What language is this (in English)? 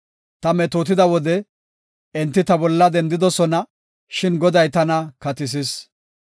Gofa